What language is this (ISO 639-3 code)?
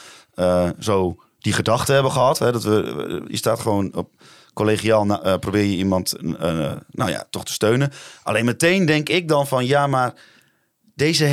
nld